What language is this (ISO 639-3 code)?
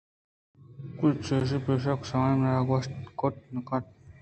bgp